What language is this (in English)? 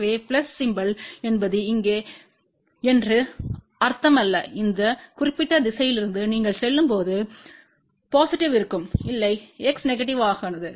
Tamil